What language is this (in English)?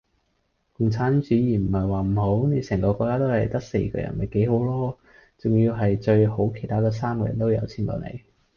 Cantonese